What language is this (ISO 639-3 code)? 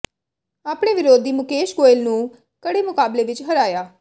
pan